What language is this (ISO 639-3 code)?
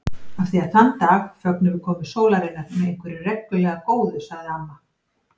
isl